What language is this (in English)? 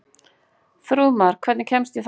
Icelandic